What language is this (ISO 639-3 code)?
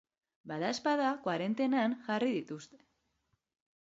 eus